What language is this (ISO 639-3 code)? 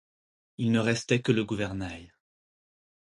fra